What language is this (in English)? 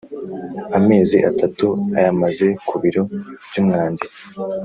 Kinyarwanda